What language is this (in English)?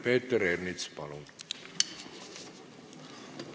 Estonian